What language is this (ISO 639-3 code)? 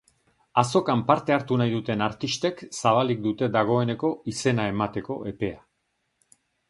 eus